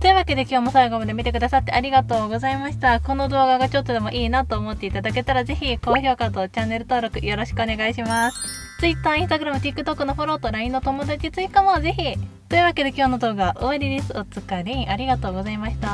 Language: Japanese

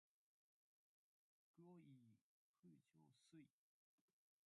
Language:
Chinese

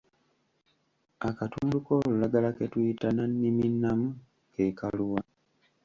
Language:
Ganda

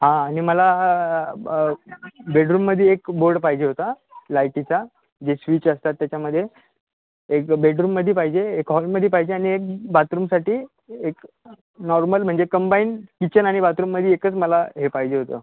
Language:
Marathi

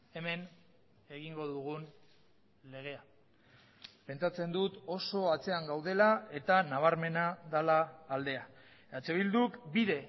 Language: Basque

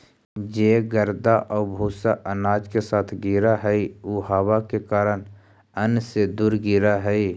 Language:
Magahi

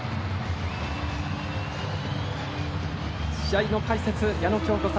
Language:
Japanese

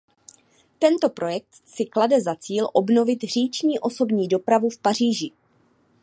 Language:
Czech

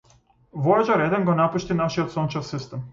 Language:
Macedonian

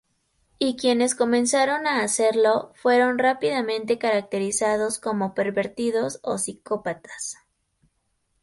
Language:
Spanish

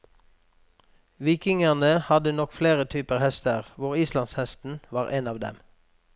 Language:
Norwegian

